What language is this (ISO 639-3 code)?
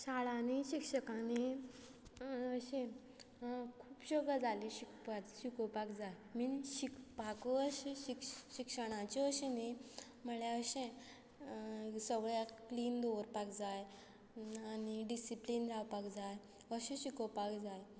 kok